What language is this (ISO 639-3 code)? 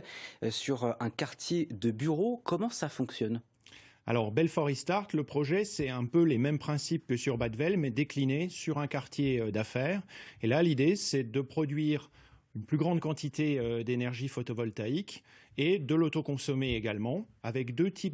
fra